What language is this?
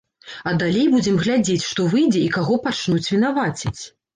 Belarusian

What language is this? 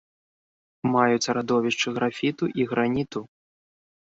Belarusian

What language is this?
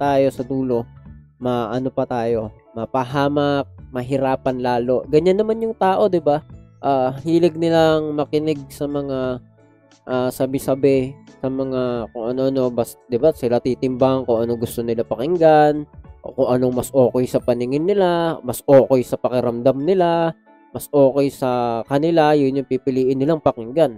Filipino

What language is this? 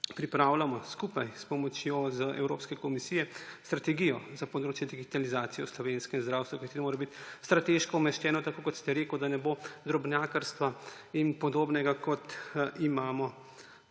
Slovenian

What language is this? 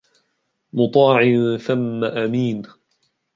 Arabic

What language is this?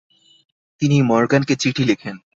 Bangla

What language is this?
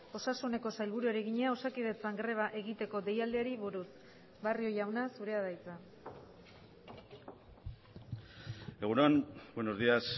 Basque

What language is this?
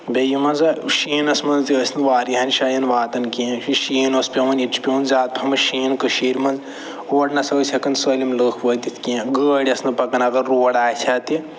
Kashmiri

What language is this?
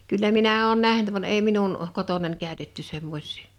Finnish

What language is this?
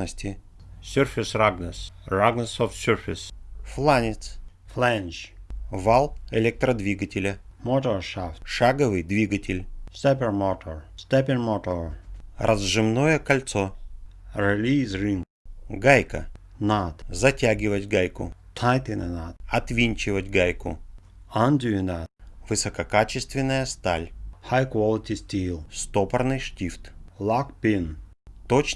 Russian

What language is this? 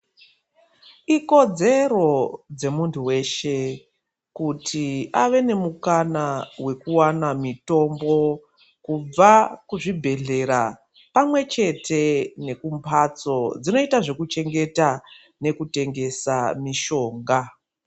Ndau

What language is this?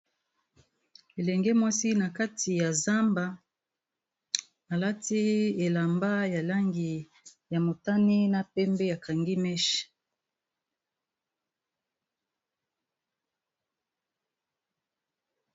Lingala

